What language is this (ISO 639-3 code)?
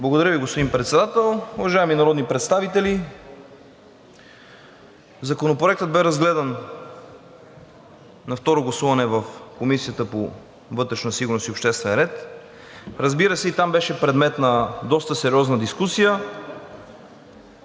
bul